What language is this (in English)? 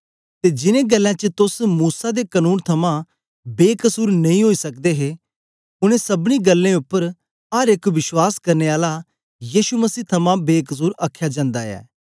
Dogri